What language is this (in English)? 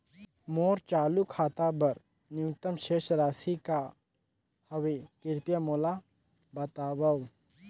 Chhattisgarhi